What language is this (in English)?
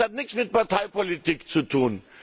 German